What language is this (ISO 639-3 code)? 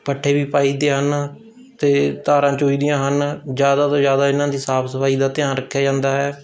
pan